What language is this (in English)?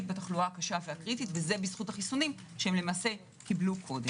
Hebrew